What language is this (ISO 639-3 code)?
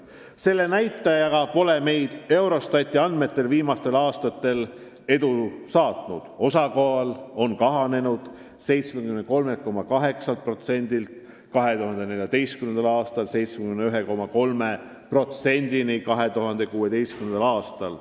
est